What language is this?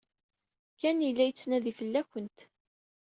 Kabyle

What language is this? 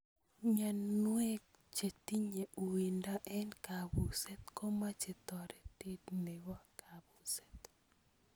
Kalenjin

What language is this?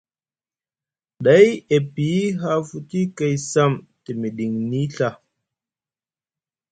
Musgu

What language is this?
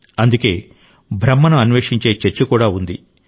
Telugu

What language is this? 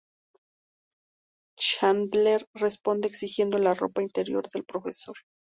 Spanish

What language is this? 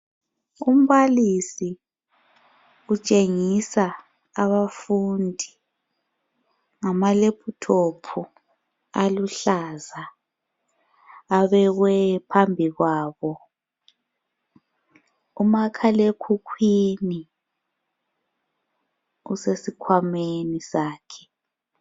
North Ndebele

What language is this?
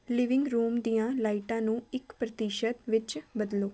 Punjabi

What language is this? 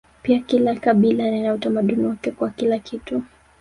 Swahili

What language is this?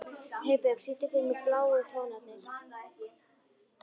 Icelandic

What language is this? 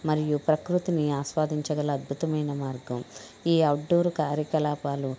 Telugu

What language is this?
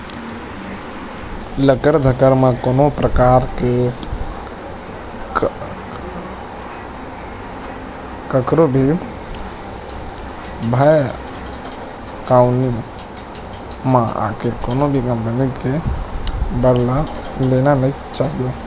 Chhattisgarhi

